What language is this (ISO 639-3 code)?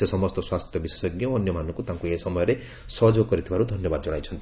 ori